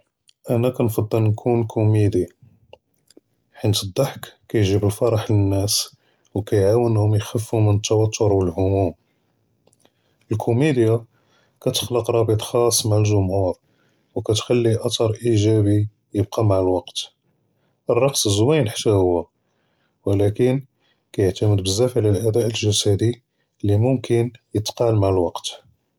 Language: Judeo-Arabic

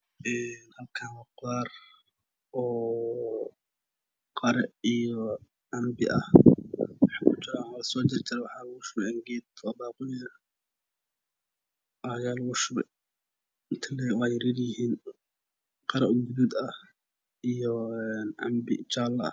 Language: Somali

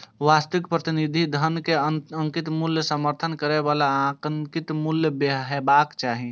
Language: Maithili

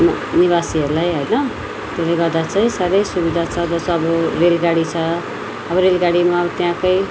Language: Nepali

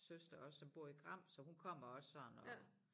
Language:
Danish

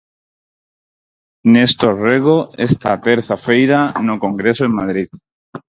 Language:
Galician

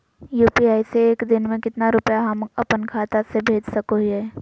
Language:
Magahi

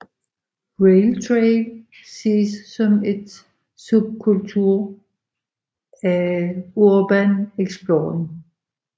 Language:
Danish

